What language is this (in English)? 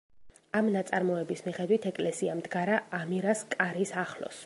Georgian